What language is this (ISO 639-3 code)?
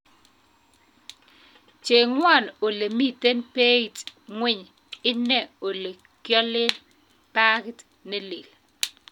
kln